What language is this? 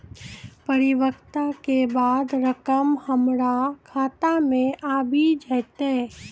Maithili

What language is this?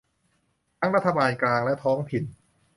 Thai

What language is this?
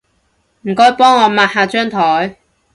Cantonese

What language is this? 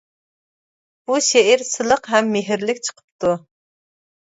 Uyghur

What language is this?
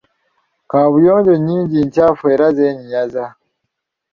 Ganda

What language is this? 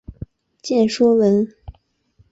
Chinese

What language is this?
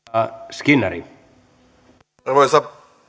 Finnish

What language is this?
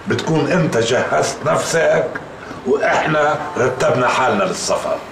Arabic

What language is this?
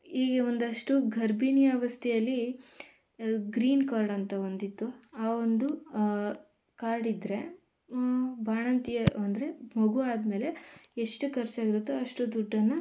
Kannada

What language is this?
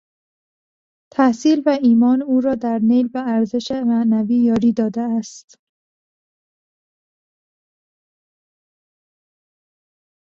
Persian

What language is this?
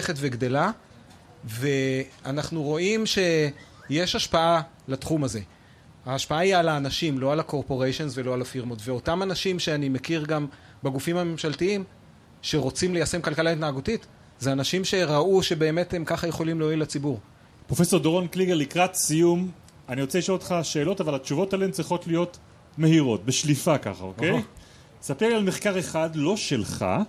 Hebrew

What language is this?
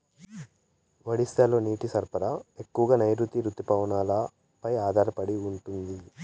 Telugu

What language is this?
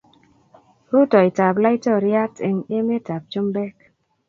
Kalenjin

